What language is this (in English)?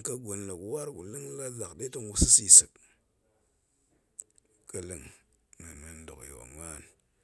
Goemai